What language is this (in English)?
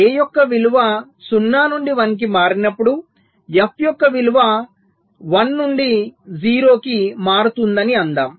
Telugu